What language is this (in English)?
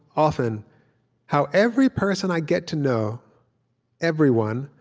English